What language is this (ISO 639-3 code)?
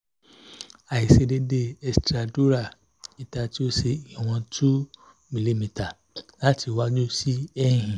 yor